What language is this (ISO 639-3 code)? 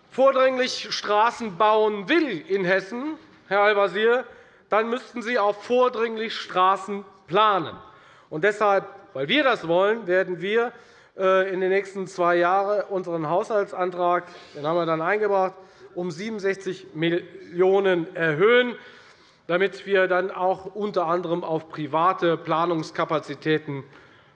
deu